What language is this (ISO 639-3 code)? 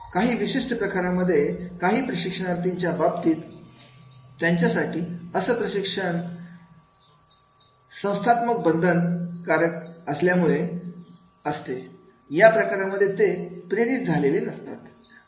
mar